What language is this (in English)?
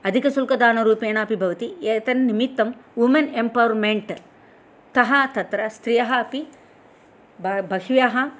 Sanskrit